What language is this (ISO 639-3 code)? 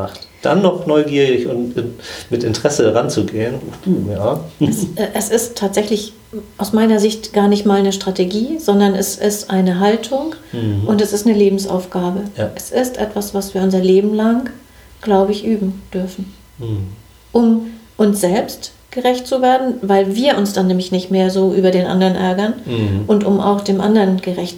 deu